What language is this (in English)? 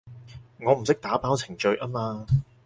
Cantonese